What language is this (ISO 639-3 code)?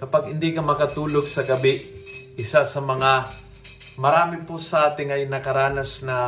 fil